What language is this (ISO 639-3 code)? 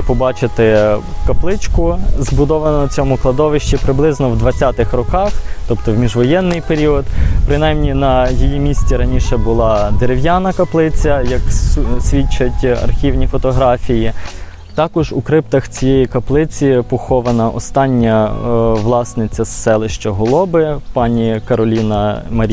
ukr